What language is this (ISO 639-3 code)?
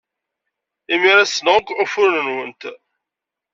kab